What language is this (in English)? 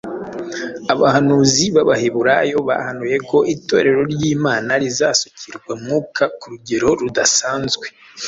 Kinyarwanda